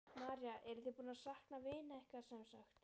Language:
Icelandic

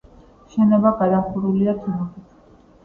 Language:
Georgian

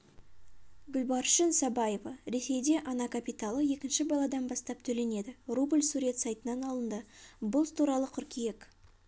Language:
Kazakh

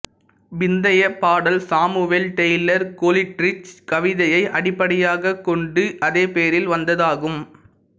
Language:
Tamil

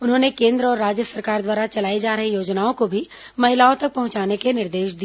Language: Hindi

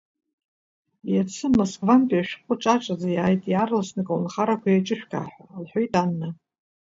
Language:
Abkhazian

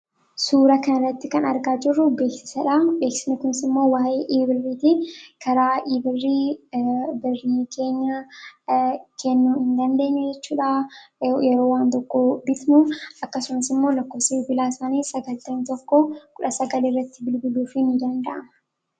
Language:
Oromo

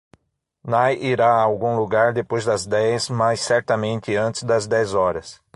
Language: Portuguese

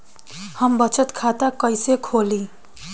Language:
Bhojpuri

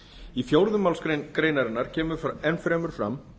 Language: Icelandic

